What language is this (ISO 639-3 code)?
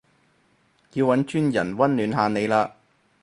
yue